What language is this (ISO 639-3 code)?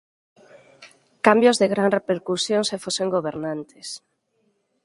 glg